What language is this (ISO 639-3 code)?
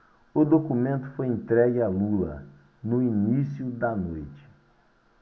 por